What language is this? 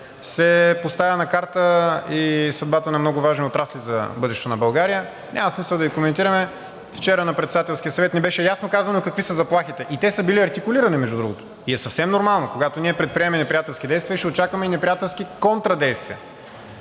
Bulgarian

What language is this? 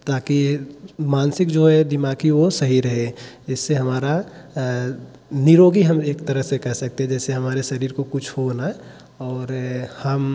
Hindi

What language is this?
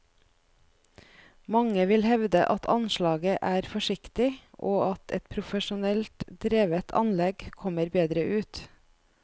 Norwegian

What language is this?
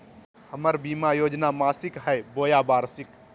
Magahi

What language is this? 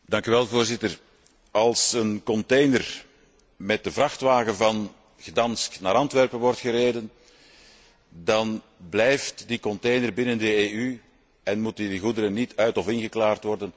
Dutch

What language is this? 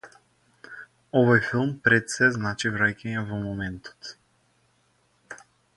Macedonian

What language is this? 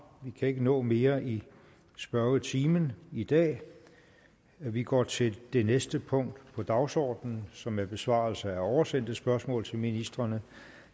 Danish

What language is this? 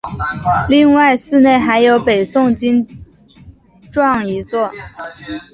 Chinese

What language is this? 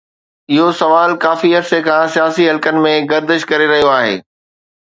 Sindhi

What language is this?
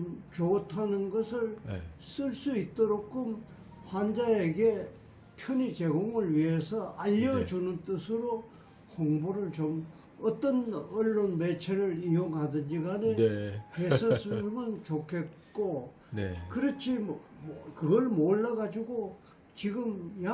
Korean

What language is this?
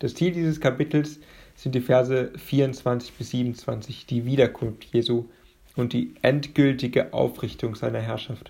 German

